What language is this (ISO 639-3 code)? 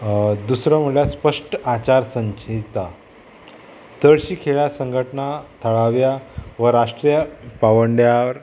kok